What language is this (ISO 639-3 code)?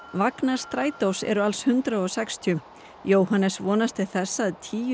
isl